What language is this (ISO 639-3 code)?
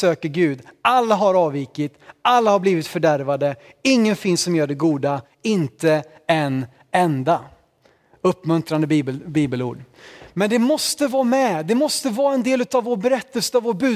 swe